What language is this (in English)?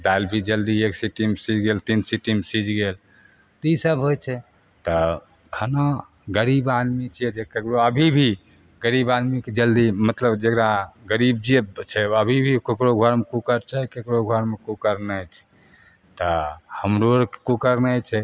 Maithili